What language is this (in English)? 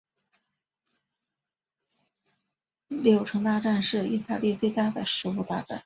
Chinese